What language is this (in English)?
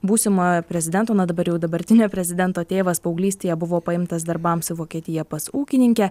Lithuanian